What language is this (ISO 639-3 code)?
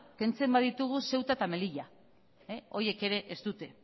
eus